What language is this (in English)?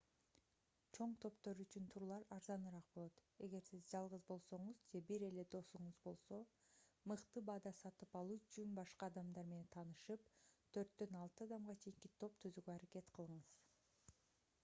Kyrgyz